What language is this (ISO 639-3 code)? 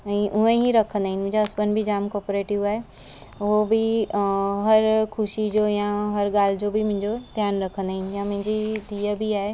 snd